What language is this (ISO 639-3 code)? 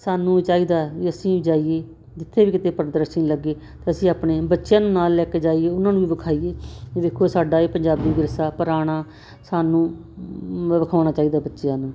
pan